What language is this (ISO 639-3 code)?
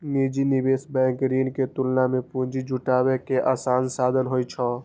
mai